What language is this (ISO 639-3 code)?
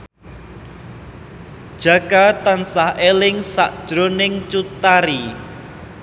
jav